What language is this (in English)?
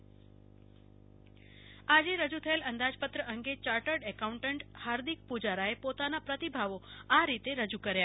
Gujarati